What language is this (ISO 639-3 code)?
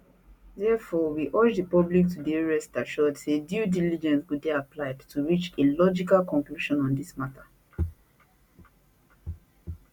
pcm